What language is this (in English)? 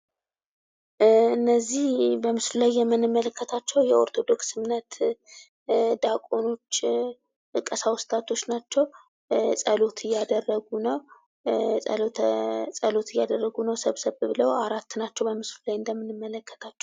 Amharic